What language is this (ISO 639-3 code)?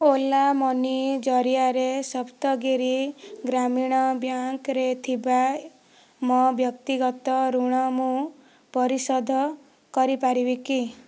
ori